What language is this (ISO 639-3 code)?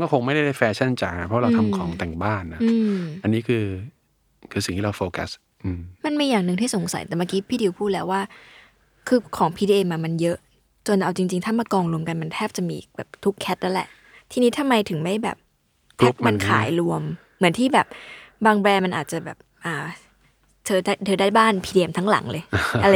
tha